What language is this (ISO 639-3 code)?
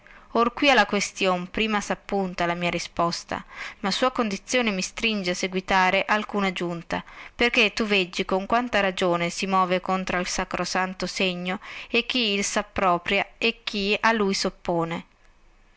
ita